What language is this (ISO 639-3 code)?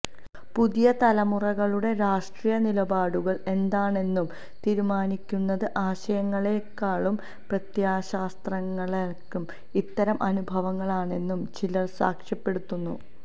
mal